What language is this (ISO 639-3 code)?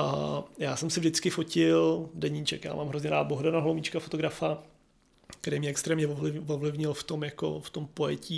ces